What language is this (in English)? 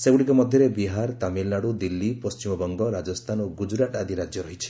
Odia